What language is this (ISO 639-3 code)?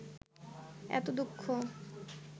ben